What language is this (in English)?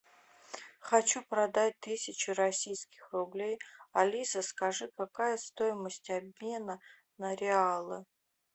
Russian